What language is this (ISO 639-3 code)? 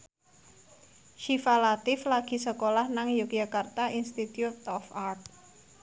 jav